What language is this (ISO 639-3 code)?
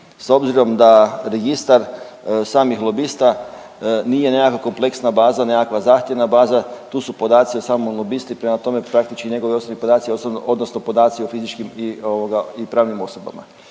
hrv